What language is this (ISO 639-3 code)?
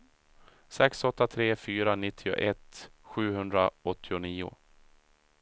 swe